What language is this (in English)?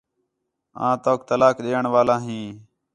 Khetrani